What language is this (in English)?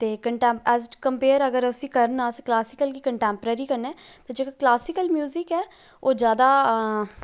Dogri